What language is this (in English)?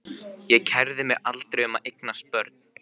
Icelandic